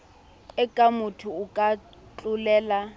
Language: Southern Sotho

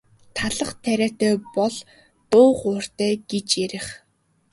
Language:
Mongolian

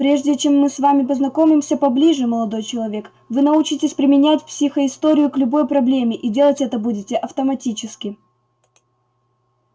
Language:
Russian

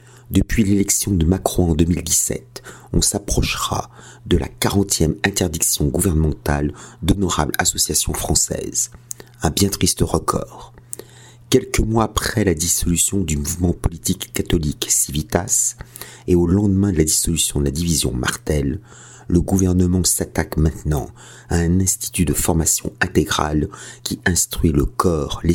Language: French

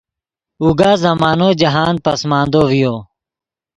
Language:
Yidgha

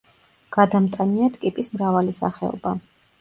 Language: Georgian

